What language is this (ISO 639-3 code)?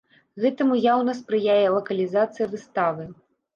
bel